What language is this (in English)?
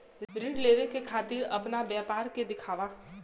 Bhojpuri